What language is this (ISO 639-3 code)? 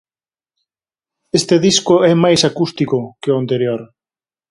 glg